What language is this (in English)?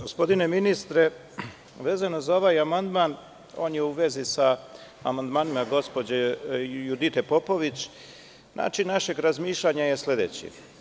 Serbian